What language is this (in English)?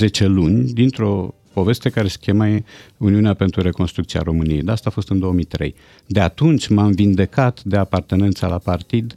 Romanian